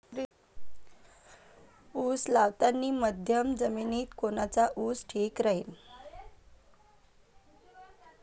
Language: Marathi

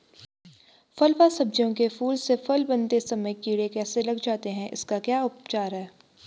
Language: Hindi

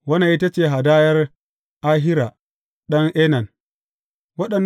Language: Hausa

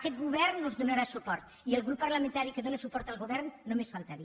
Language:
Catalan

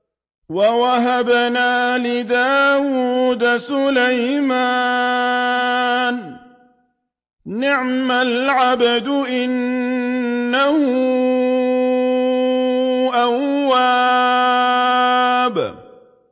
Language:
Arabic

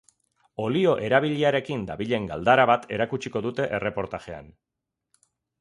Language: Basque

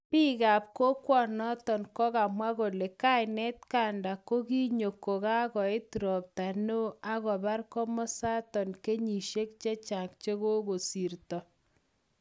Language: Kalenjin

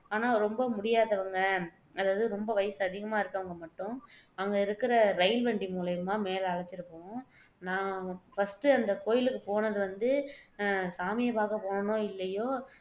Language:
Tamil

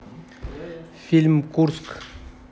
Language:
Russian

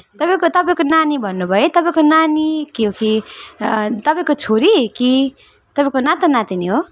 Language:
Nepali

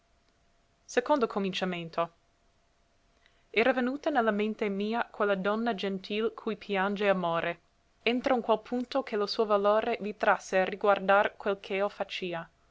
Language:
Italian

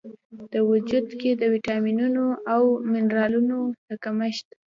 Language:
Pashto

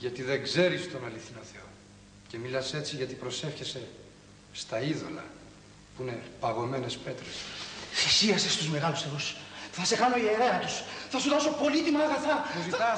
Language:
Greek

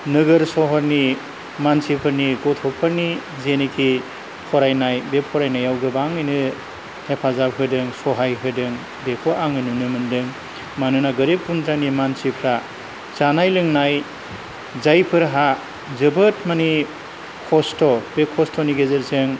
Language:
Bodo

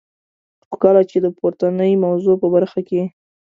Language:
Pashto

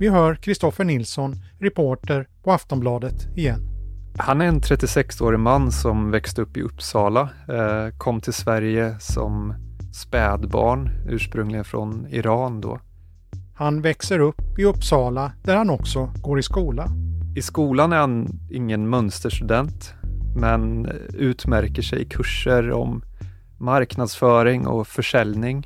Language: Swedish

